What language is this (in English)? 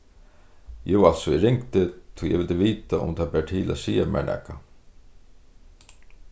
Faroese